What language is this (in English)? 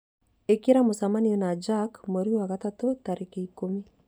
Kikuyu